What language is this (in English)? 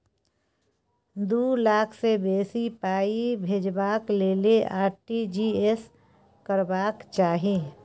Maithili